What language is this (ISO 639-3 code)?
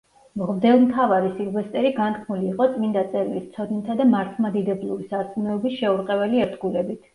kat